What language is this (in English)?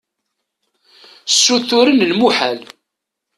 Kabyle